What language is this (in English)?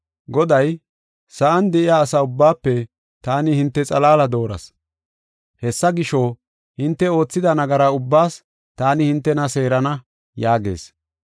Gofa